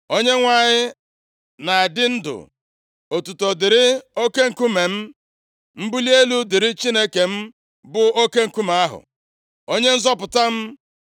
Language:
Igbo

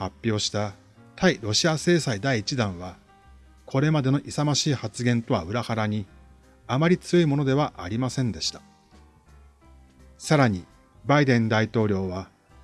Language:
Japanese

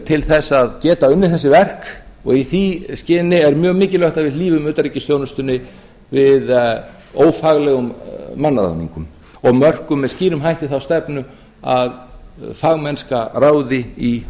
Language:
Icelandic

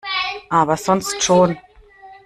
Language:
German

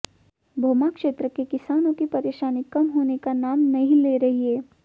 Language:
Hindi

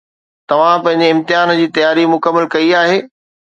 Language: Sindhi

